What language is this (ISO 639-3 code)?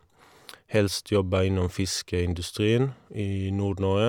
nor